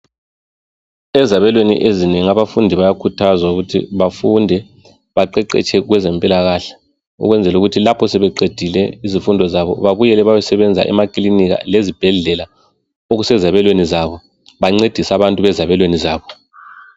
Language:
North Ndebele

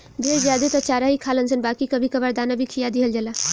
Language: Bhojpuri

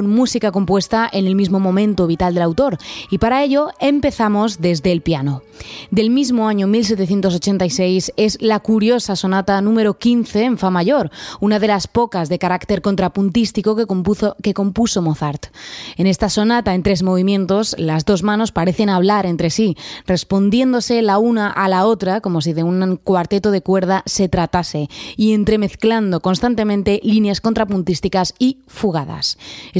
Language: Spanish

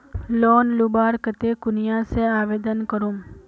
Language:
Magahi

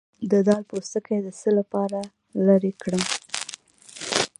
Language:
Pashto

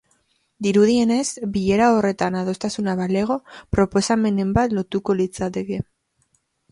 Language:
Basque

